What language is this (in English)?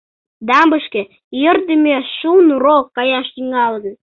Mari